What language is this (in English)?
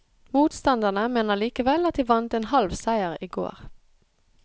Norwegian